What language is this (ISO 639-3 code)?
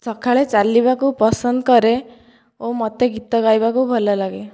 ori